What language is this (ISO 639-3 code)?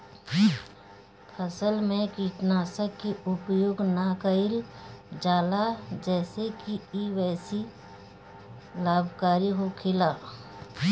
bho